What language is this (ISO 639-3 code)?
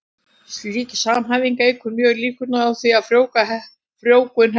isl